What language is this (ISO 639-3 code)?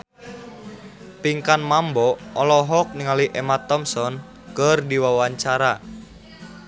sun